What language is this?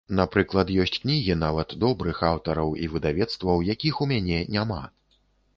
Belarusian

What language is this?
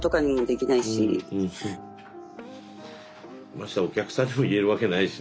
Japanese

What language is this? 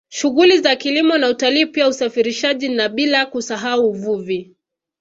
Swahili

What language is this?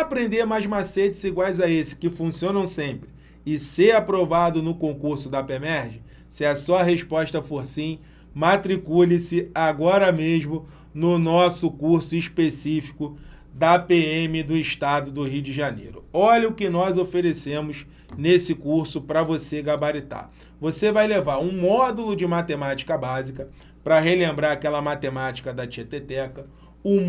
Portuguese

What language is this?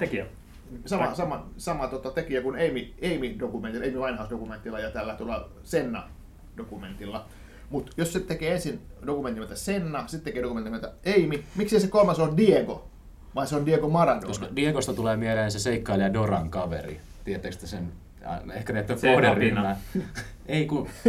Finnish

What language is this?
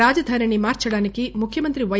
Telugu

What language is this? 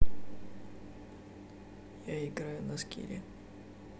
Russian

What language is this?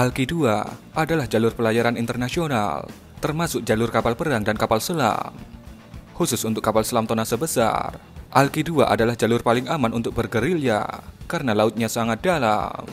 Indonesian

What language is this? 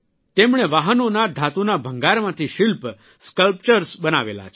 Gujarati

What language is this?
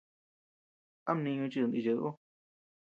Tepeuxila Cuicatec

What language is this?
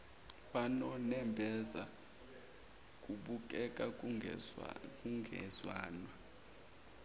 Zulu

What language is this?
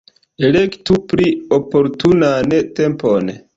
Esperanto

